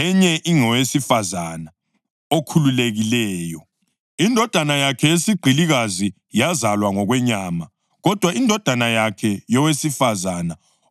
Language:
North Ndebele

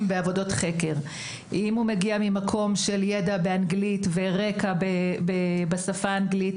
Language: Hebrew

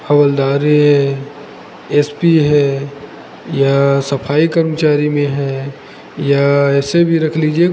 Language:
Hindi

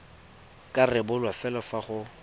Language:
Tswana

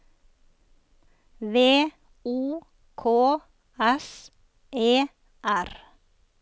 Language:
Norwegian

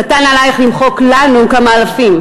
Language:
Hebrew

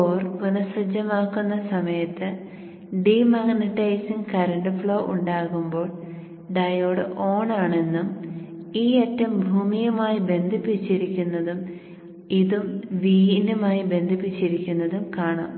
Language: Malayalam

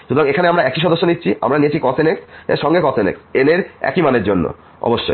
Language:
Bangla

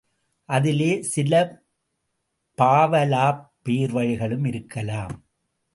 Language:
Tamil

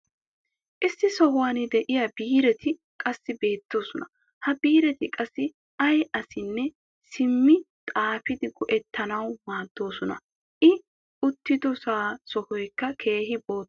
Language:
Wolaytta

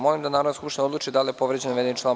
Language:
Serbian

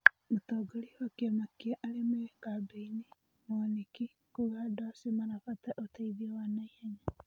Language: Kikuyu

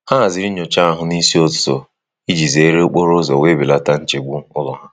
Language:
Igbo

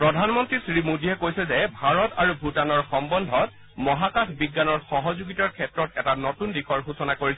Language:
Assamese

